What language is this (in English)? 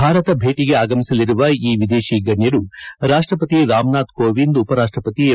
Kannada